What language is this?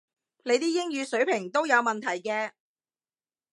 Cantonese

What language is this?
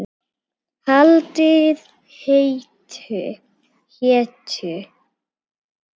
Icelandic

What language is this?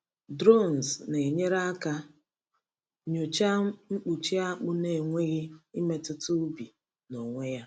Igbo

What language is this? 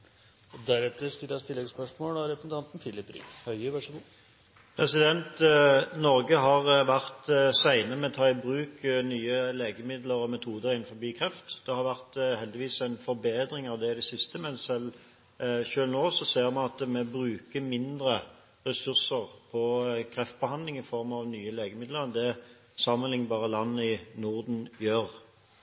Norwegian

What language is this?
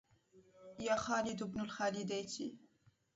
Arabic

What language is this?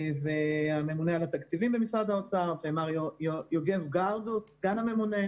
Hebrew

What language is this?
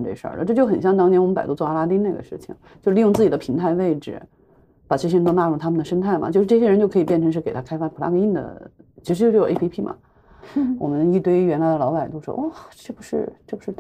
Chinese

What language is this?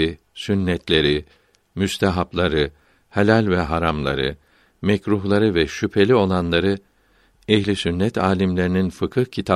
Turkish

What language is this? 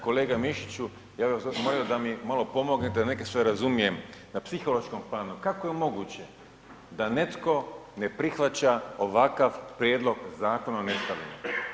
Croatian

